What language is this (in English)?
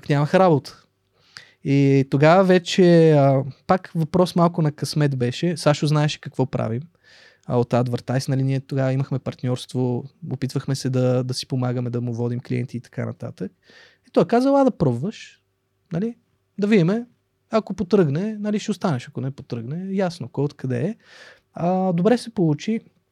Bulgarian